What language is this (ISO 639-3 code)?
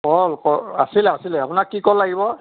asm